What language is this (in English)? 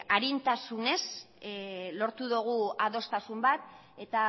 Basque